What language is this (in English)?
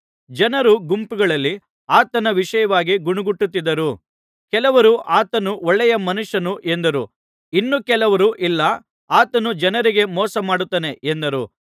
Kannada